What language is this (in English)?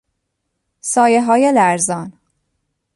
Persian